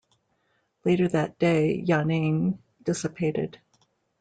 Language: English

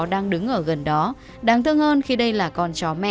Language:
Vietnamese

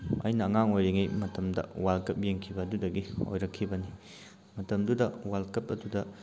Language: Manipuri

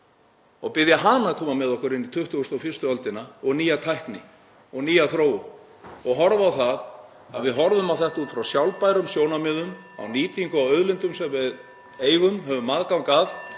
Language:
Icelandic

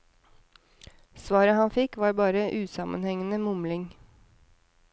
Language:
Norwegian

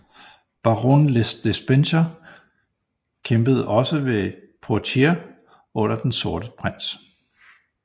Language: Danish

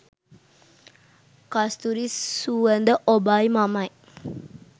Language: Sinhala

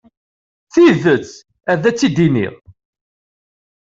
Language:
Kabyle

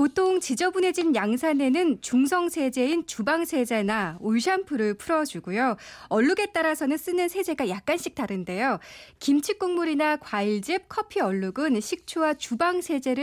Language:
Korean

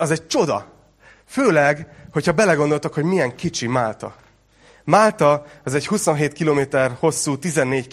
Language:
Hungarian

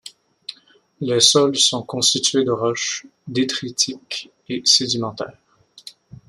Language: French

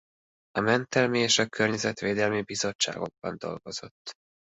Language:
Hungarian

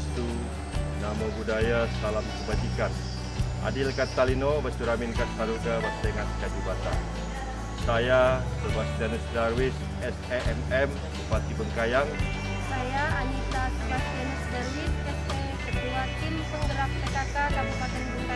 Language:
Indonesian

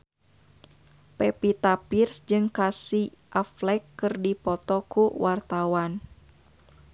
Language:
Sundanese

